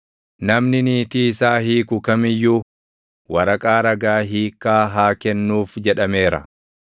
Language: Oromo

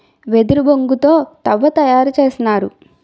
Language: Telugu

